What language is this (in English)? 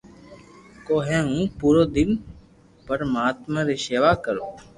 Loarki